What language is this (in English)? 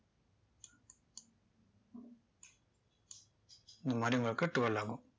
Tamil